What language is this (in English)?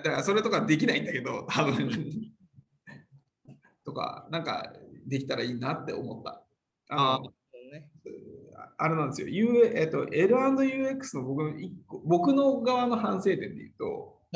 Japanese